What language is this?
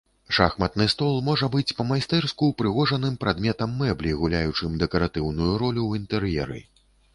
Belarusian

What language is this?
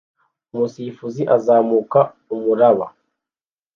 Kinyarwanda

